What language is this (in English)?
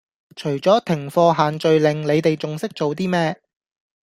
Cantonese